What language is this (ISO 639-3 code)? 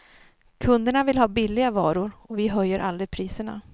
swe